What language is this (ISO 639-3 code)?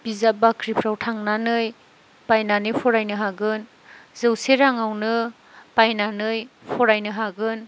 brx